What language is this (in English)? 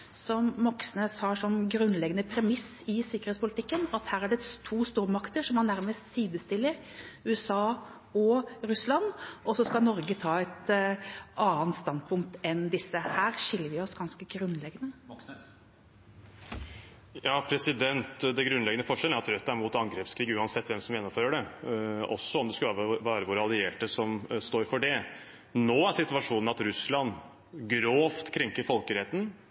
Norwegian